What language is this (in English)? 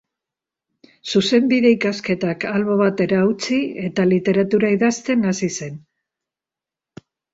Basque